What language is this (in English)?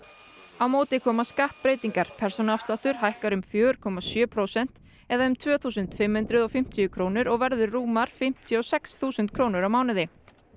Icelandic